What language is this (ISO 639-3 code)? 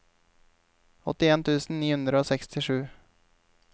nor